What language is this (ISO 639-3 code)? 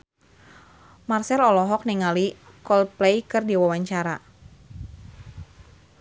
sun